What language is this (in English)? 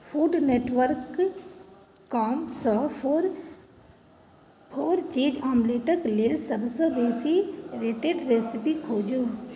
Maithili